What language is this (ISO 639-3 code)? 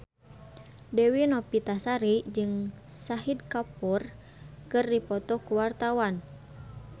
sun